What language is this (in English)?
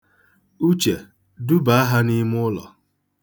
Igbo